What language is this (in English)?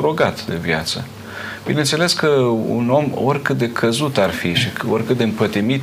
Romanian